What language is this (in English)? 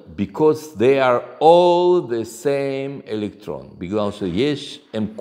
Hebrew